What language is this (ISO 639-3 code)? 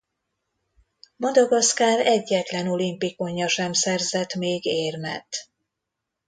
hun